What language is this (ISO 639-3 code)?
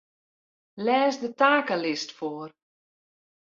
fry